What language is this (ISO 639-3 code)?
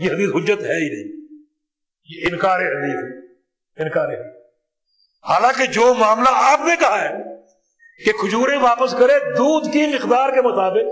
urd